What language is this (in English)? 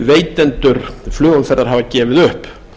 Icelandic